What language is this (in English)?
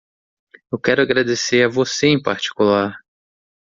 Portuguese